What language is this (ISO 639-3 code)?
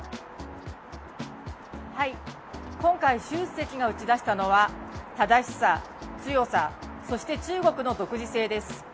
jpn